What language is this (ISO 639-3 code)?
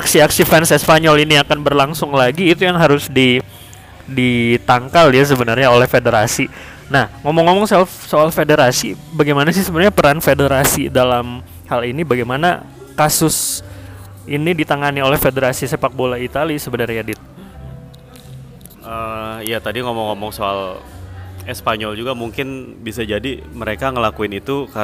ind